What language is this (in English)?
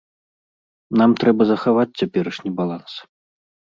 Belarusian